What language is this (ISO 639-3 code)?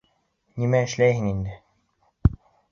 bak